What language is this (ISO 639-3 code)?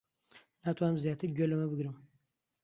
ckb